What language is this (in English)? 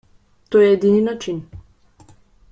Slovenian